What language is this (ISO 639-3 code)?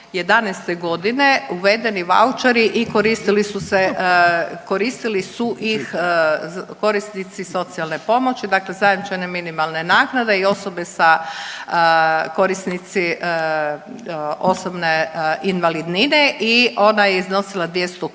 hrv